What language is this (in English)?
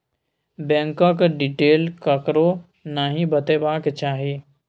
Maithili